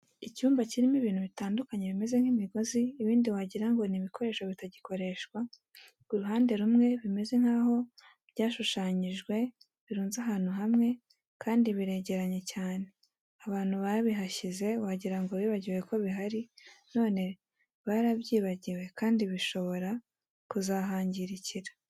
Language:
Kinyarwanda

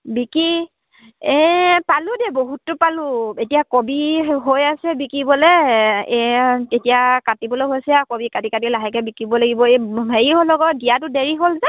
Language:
Assamese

